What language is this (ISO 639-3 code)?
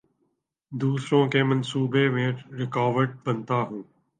urd